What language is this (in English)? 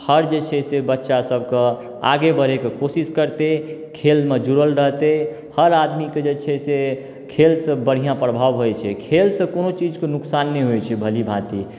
Maithili